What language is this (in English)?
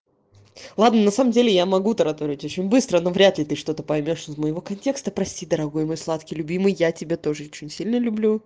Russian